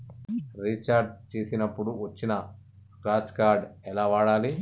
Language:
Telugu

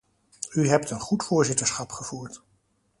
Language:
Dutch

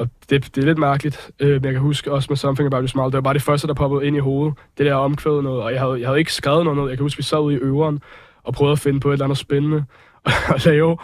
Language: Danish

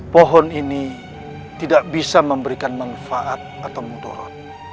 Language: Indonesian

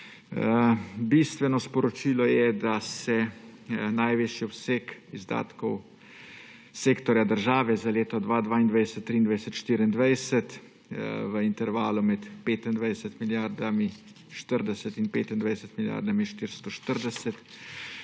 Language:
Slovenian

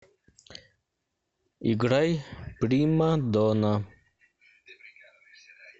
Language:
Russian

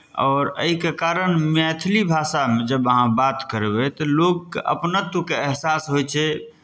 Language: Maithili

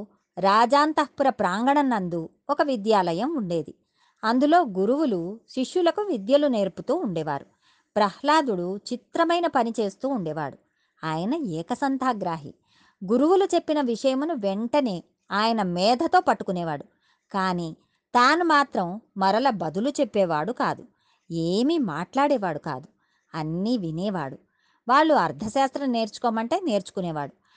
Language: Telugu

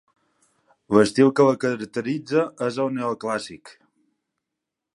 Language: Catalan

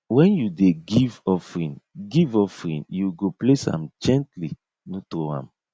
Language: Nigerian Pidgin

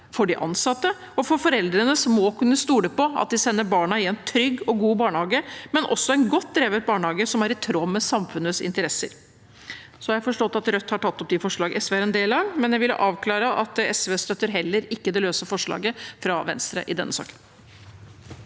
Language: Norwegian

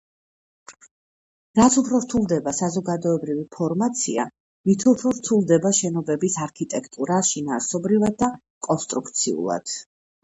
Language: Georgian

